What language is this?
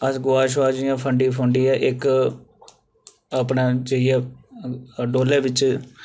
Dogri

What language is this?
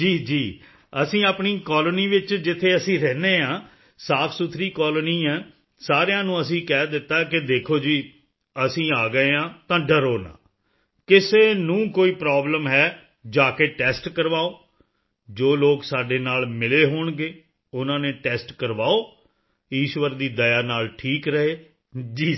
Punjabi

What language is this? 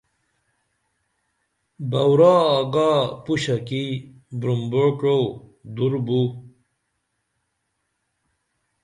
Dameli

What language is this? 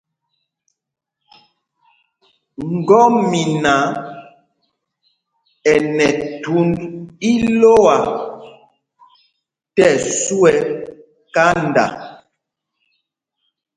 Mpumpong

